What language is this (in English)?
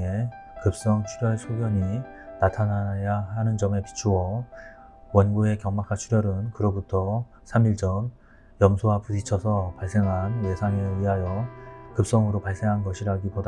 Korean